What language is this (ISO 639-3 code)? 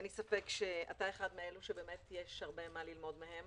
heb